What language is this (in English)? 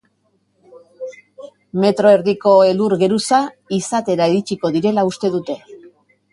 Basque